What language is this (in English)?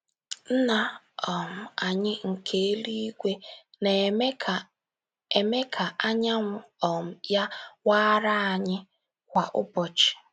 Igbo